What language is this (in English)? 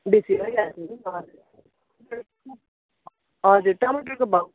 Nepali